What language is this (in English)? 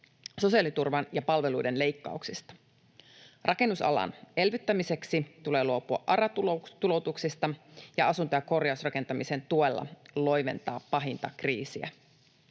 Finnish